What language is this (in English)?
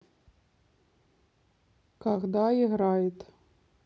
Russian